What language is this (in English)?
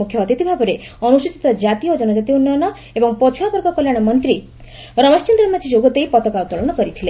Odia